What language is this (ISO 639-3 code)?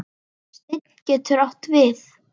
isl